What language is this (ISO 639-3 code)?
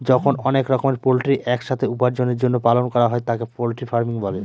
ben